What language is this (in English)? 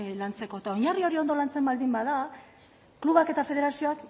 Basque